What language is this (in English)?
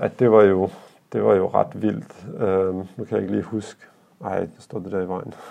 Danish